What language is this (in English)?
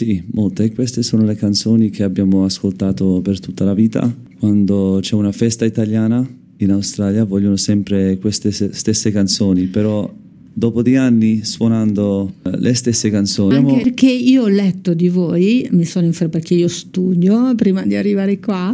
Italian